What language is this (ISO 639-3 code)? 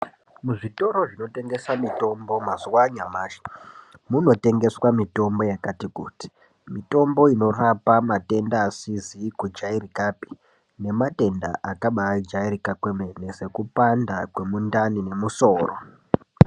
ndc